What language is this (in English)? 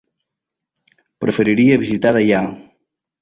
Catalan